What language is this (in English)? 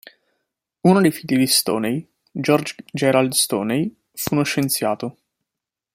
Italian